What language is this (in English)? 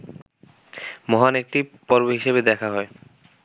Bangla